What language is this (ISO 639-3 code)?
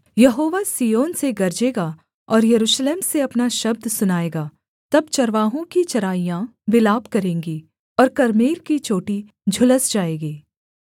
hin